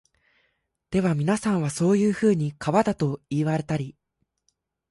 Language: Japanese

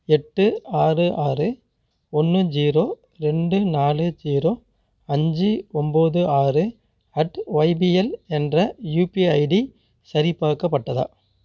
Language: Tamil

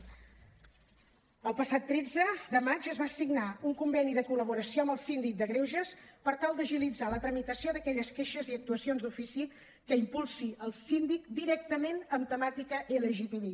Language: Catalan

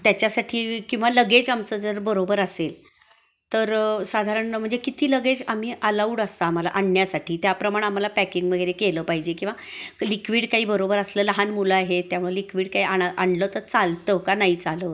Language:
Marathi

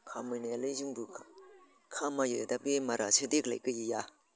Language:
Bodo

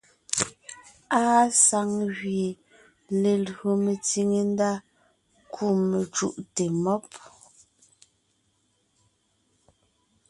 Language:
Ngiemboon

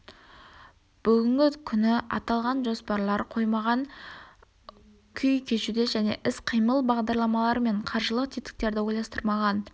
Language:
Kazakh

